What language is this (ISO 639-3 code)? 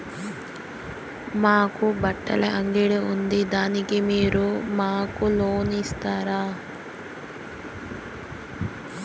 tel